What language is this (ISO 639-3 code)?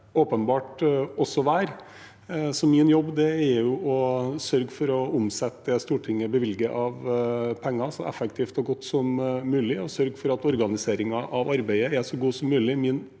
nor